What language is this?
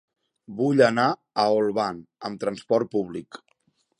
Catalan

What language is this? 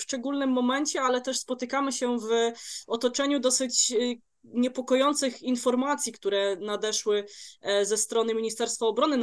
Polish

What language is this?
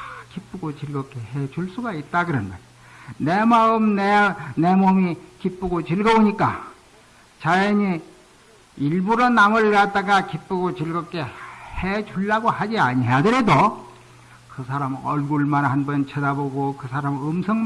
Korean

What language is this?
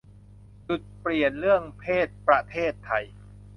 Thai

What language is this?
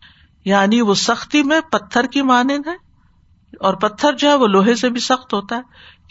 Urdu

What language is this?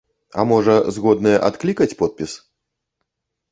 Belarusian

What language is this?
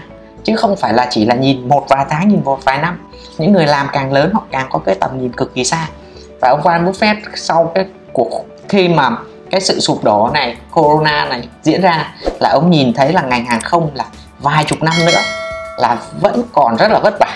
Vietnamese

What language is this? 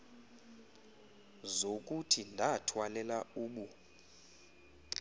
Xhosa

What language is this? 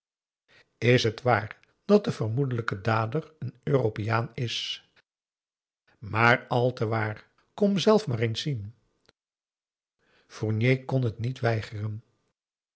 Dutch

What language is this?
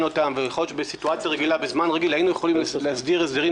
Hebrew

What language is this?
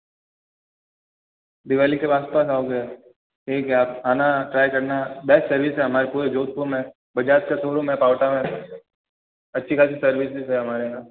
Hindi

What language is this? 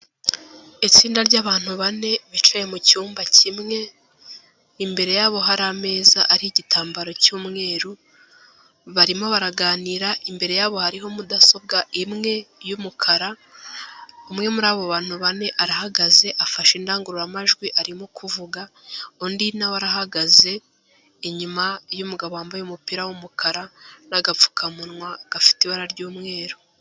Kinyarwanda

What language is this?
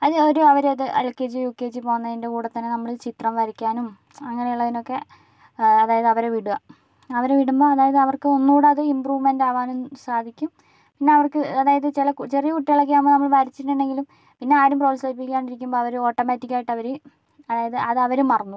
Malayalam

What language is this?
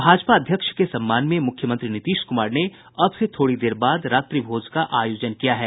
Hindi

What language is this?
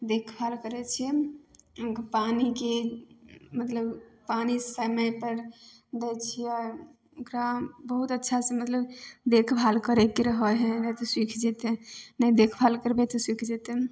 Maithili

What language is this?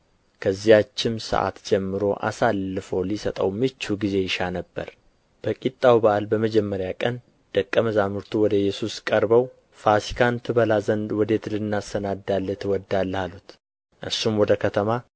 Amharic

